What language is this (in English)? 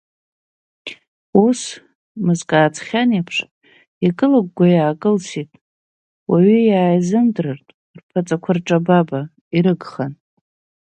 Abkhazian